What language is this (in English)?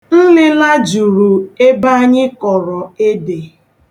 Igbo